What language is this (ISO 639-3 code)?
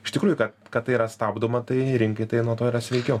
lit